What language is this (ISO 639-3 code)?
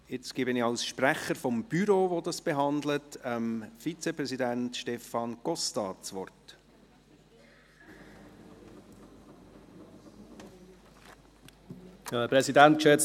gsw